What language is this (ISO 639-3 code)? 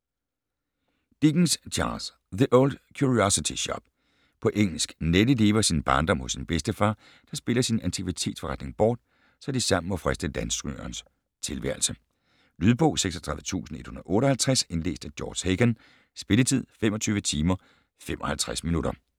dan